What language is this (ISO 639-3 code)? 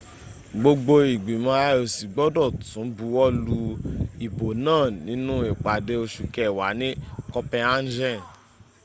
yor